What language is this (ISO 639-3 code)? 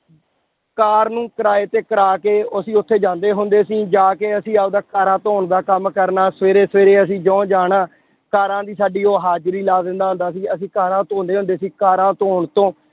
pan